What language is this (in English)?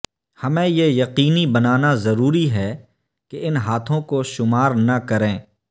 Urdu